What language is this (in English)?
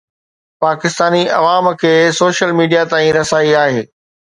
Sindhi